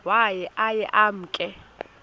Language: Xhosa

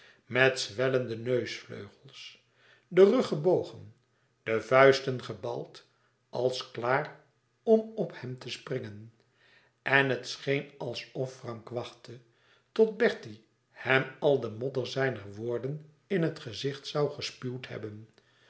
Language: Dutch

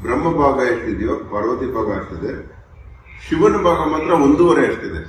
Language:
Kannada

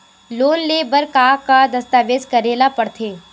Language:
Chhattisgarhi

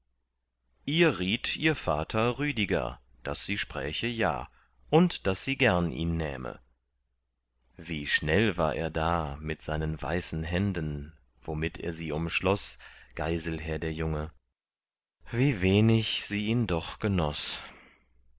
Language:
German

